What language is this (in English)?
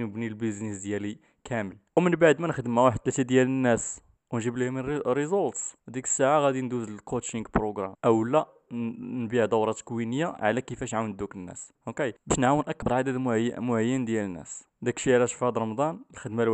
Arabic